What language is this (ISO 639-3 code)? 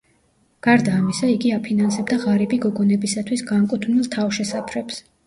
kat